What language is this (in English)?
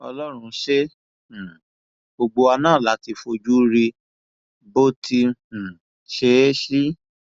Yoruba